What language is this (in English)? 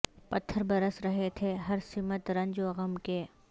Urdu